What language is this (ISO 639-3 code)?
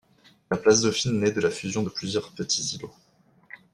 fra